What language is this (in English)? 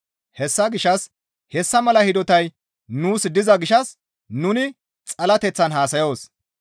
Gamo